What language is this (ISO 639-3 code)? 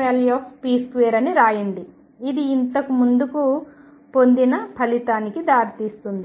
tel